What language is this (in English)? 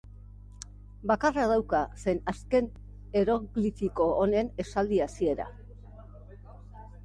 Basque